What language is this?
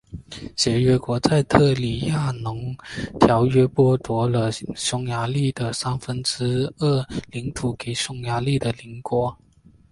Chinese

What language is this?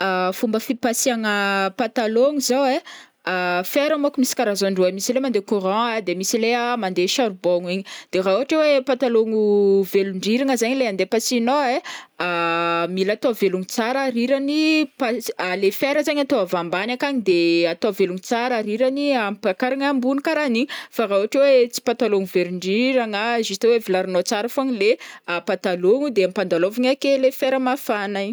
Northern Betsimisaraka Malagasy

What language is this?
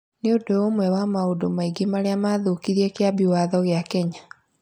Kikuyu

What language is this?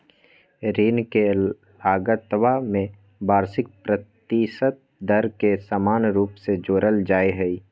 Magahi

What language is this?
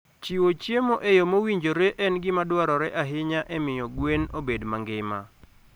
Luo (Kenya and Tanzania)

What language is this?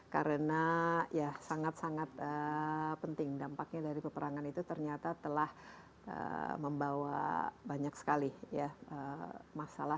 Indonesian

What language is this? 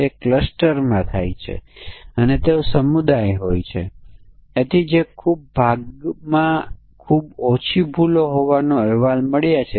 Gujarati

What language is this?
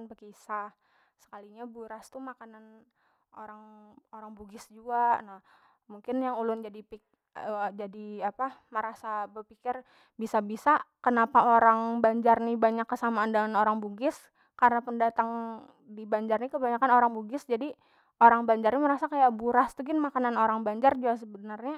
Banjar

